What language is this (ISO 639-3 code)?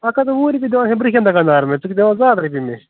kas